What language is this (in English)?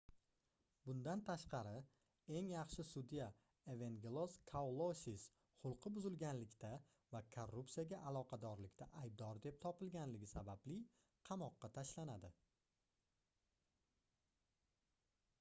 Uzbek